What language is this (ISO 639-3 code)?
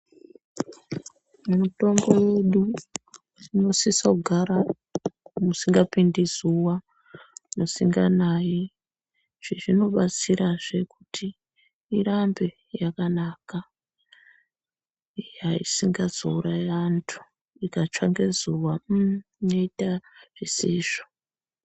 ndc